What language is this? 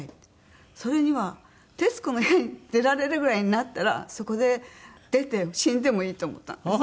Japanese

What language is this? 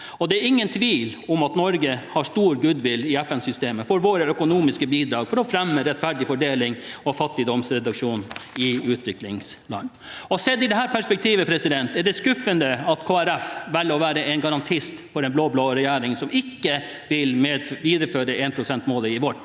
Norwegian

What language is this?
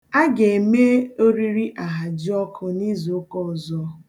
Igbo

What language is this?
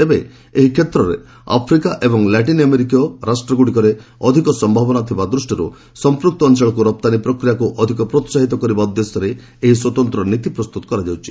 Odia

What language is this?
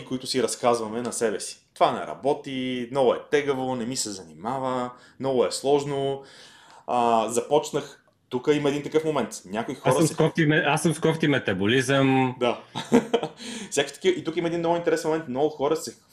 Bulgarian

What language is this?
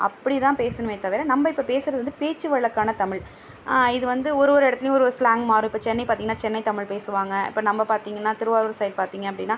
Tamil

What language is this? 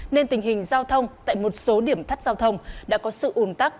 Vietnamese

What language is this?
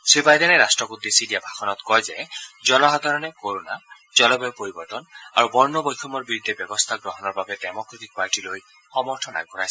Assamese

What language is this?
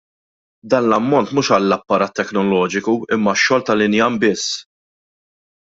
Maltese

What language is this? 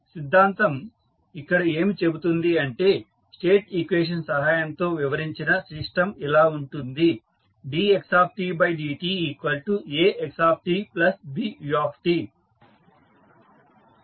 Telugu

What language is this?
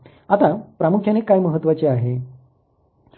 Marathi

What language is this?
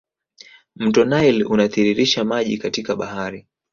Swahili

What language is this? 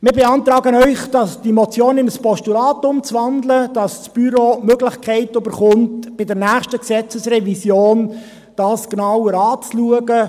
Swiss German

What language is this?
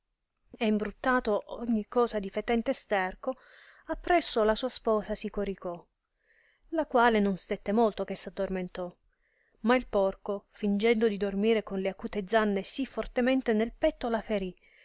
Italian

